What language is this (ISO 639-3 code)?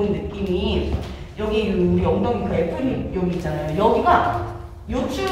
kor